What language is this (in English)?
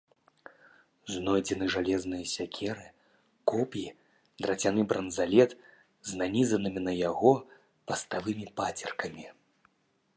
Belarusian